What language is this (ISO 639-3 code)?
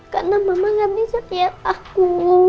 ind